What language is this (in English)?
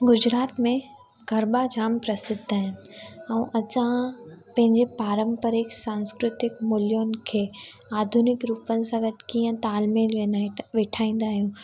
Sindhi